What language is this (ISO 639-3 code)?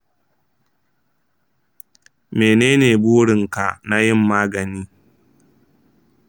hau